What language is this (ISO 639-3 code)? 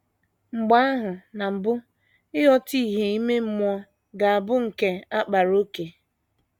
ibo